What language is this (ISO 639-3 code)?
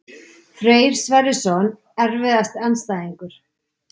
isl